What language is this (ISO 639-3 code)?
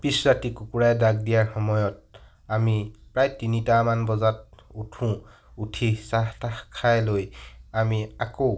asm